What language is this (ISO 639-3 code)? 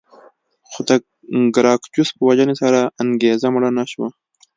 pus